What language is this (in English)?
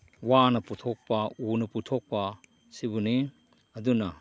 Manipuri